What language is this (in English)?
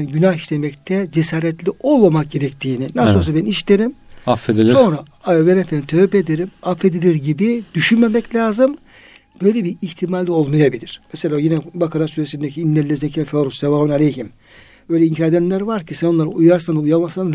Turkish